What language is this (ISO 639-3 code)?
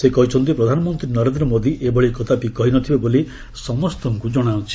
ori